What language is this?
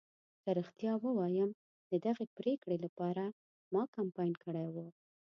Pashto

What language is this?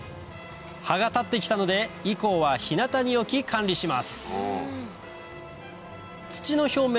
Japanese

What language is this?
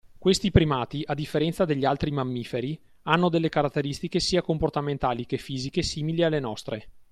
Italian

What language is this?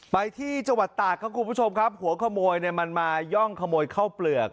Thai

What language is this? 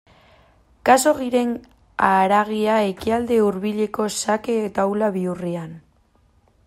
Basque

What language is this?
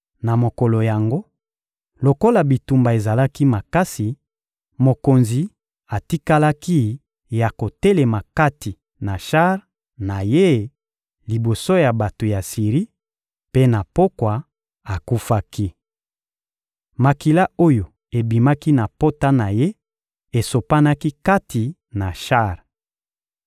Lingala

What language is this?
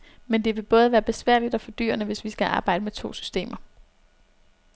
Danish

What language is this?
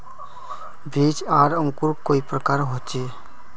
Magahi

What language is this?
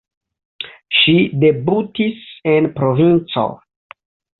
Esperanto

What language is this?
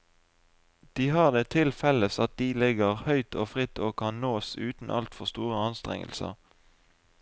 Norwegian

